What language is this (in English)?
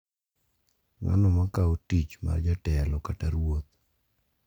Luo (Kenya and Tanzania)